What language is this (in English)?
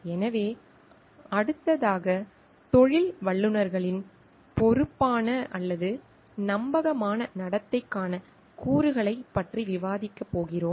Tamil